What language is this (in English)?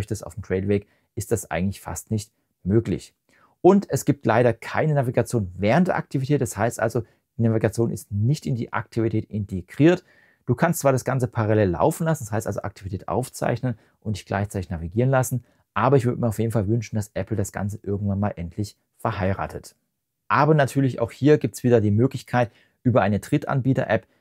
German